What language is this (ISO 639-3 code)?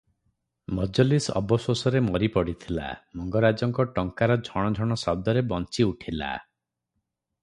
ori